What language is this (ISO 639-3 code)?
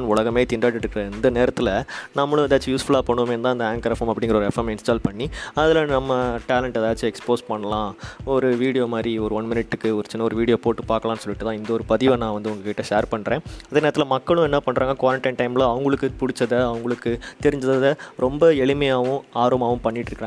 tam